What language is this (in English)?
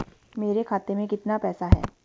Hindi